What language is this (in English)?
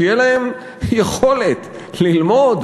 Hebrew